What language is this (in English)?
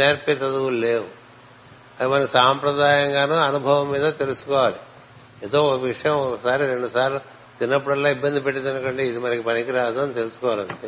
Telugu